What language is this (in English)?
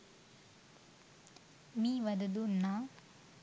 Sinhala